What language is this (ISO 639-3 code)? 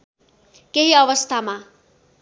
nep